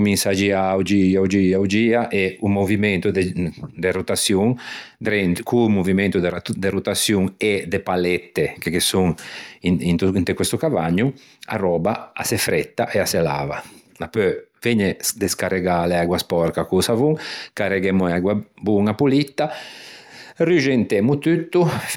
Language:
Ligurian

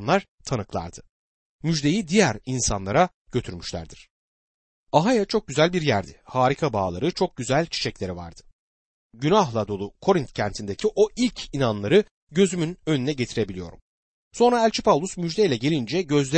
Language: Turkish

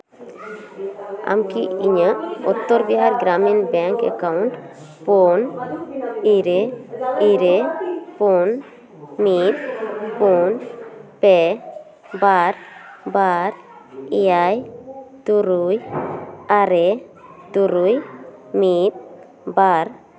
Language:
Santali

